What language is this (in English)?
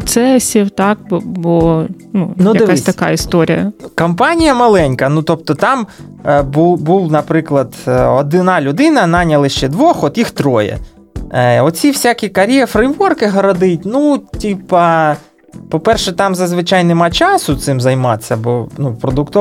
Ukrainian